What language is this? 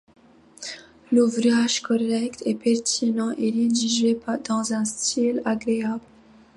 French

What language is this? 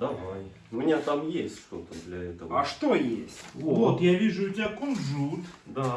Russian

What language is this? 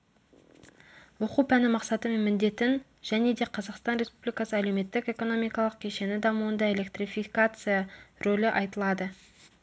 Kazakh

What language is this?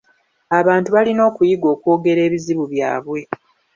Ganda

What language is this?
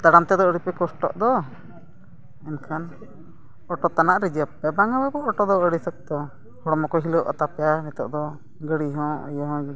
Santali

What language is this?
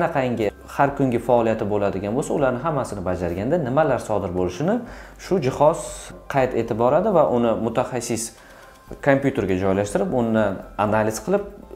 Turkish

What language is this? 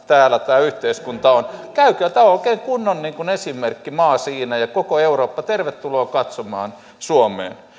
Finnish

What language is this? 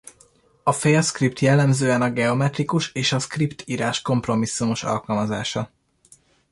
Hungarian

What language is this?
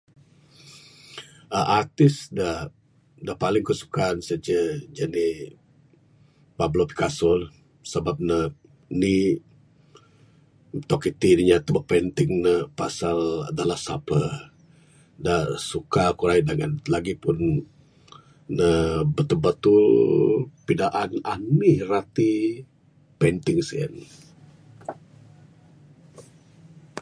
Bukar-Sadung Bidayuh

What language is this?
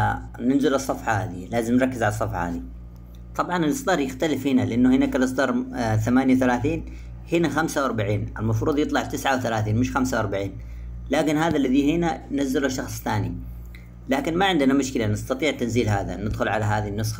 Arabic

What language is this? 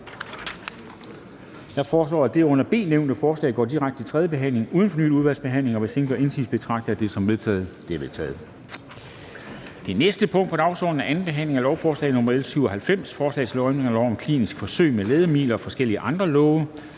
Danish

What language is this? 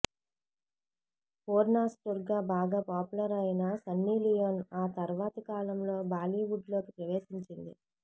Telugu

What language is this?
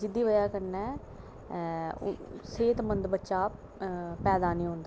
Dogri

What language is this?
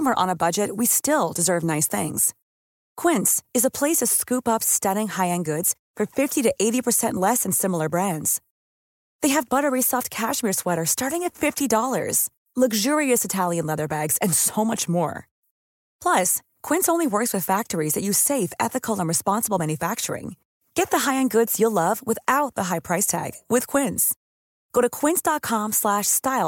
Filipino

